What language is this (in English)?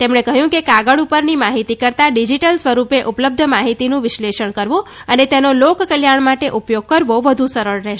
Gujarati